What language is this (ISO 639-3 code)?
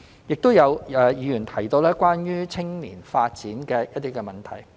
yue